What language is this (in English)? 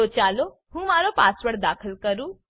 Gujarati